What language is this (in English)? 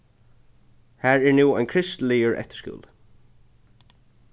Faroese